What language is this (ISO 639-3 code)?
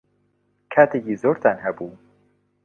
ckb